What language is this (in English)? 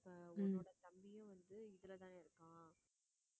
Tamil